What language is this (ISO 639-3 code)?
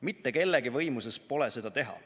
est